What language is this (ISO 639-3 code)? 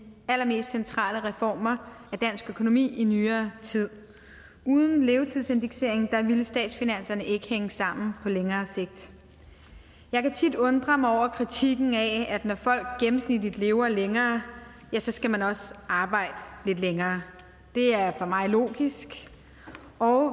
dan